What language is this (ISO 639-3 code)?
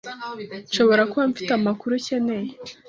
kin